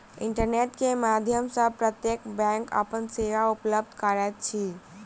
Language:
Maithili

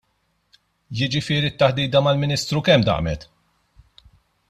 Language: Maltese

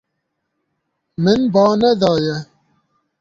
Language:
Kurdish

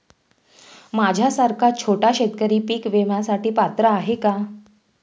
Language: Marathi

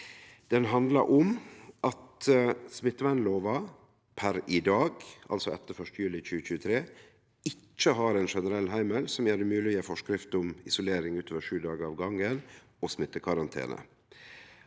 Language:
Norwegian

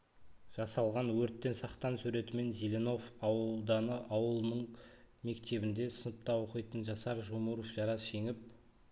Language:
Kazakh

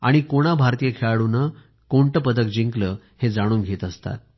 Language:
Marathi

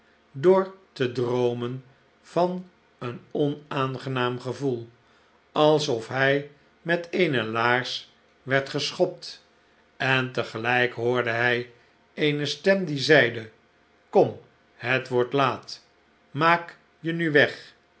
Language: Dutch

